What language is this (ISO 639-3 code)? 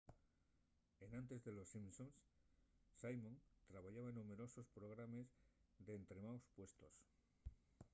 ast